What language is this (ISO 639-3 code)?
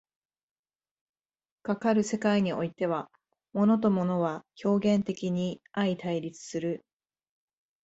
jpn